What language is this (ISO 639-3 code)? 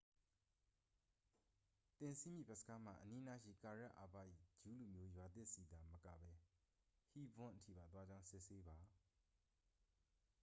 mya